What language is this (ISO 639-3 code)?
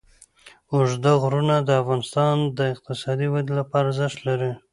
pus